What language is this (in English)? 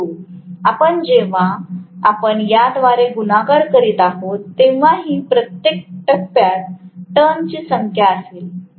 Marathi